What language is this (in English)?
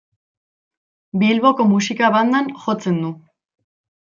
Basque